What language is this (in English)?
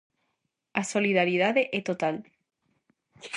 Galician